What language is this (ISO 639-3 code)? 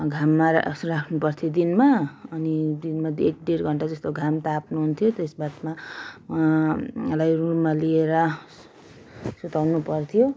nep